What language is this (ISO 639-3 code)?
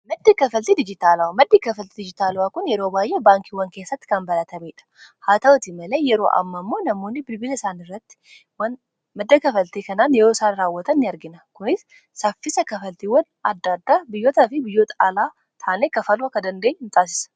orm